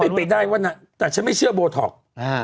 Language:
Thai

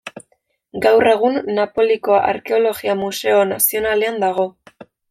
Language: Basque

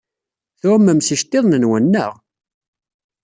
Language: Kabyle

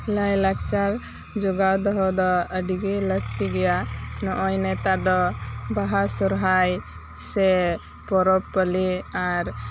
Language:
Santali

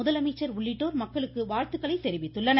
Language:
Tamil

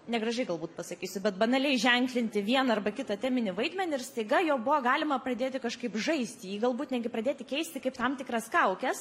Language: Lithuanian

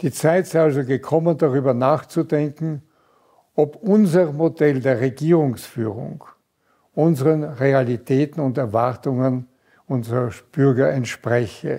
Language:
German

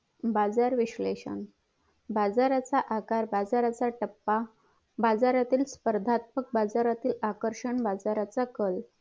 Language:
Marathi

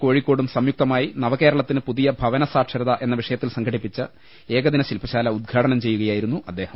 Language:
Malayalam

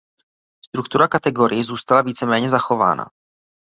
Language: Czech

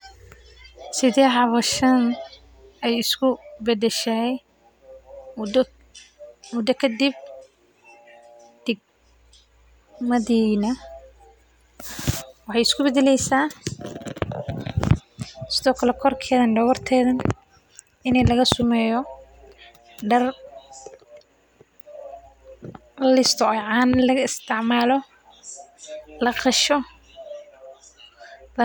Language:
Somali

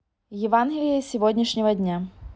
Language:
Russian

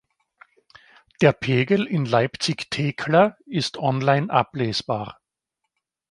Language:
German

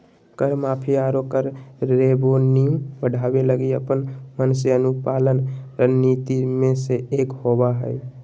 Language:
Magahi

